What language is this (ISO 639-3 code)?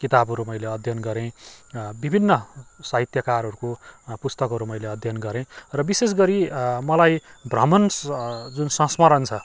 nep